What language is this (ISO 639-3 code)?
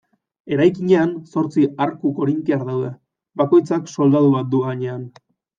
eus